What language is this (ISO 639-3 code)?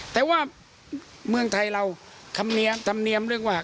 tha